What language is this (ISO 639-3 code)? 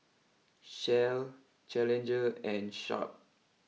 eng